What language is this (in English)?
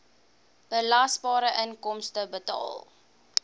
Afrikaans